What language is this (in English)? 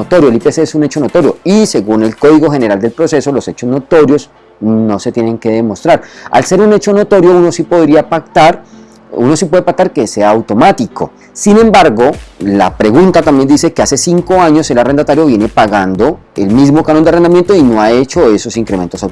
Spanish